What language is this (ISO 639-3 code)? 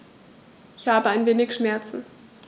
deu